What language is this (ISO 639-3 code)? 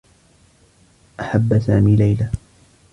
ara